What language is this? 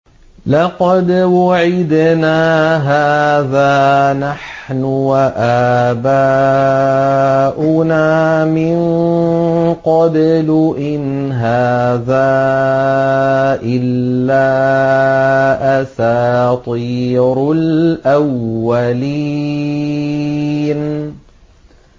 Arabic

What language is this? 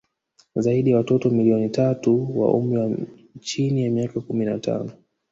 Swahili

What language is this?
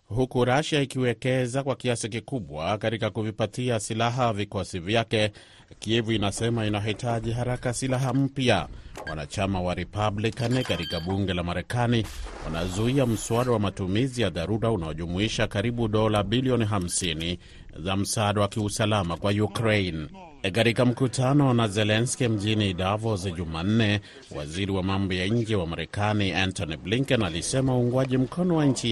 Swahili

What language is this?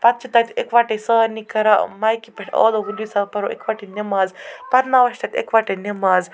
Kashmiri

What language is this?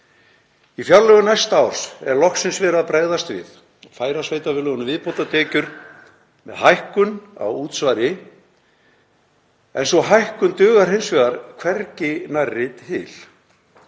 Icelandic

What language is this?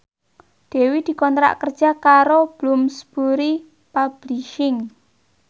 Javanese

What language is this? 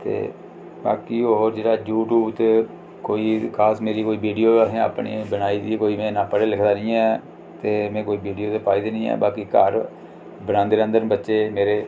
Dogri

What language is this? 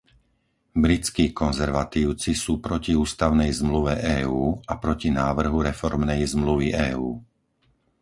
Slovak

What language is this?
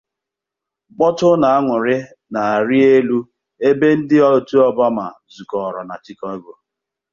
Igbo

